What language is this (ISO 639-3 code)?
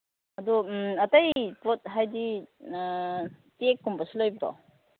mni